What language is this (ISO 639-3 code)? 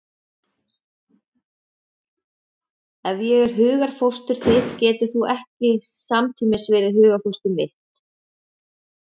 isl